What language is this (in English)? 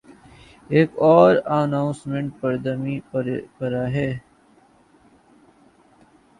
Urdu